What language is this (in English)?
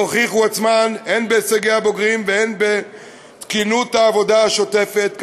Hebrew